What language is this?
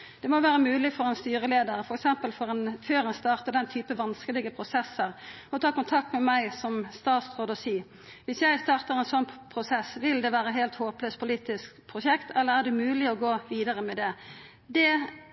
Norwegian Nynorsk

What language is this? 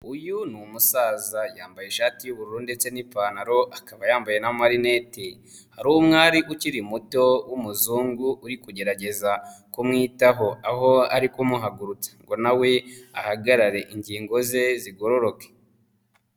Kinyarwanda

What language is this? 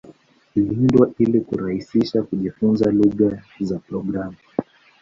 Swahili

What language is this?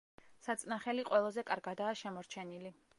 Georgian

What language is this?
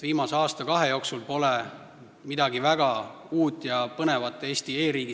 Estonian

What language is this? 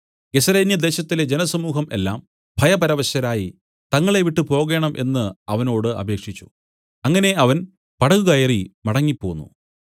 Malayalam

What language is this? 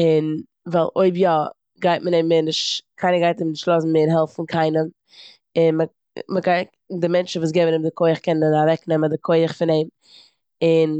Yiddish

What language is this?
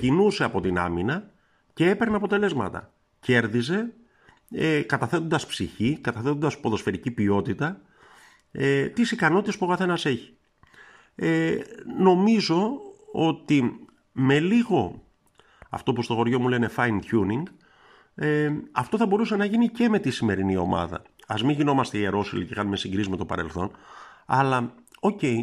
Greek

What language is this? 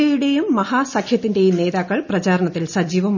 Malayalam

